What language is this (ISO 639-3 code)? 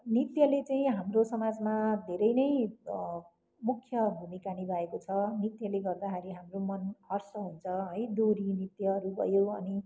nep